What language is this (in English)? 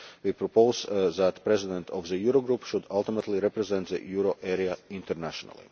English